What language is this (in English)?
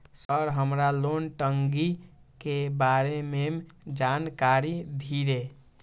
Maithili